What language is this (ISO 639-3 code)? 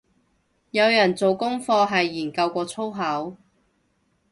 yue